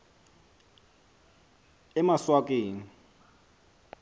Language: Xhosa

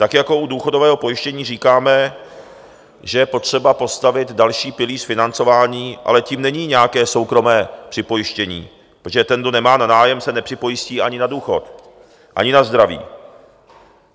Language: Czech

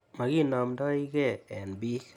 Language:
Kalenjin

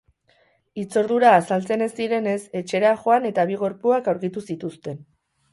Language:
Basque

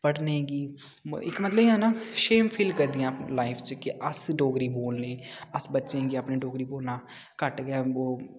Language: Dogri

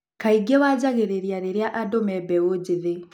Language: Kikuyu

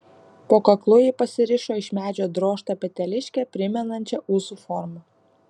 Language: Lithuanian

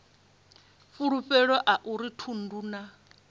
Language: Venda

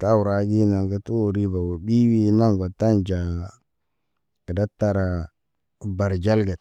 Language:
Naba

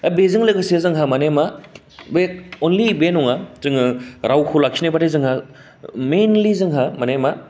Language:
Bodo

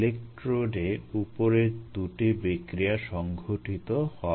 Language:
Bangla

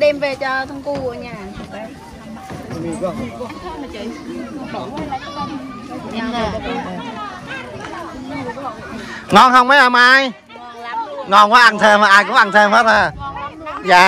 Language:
Vietnamese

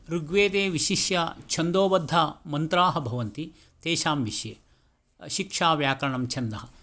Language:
Sanskrit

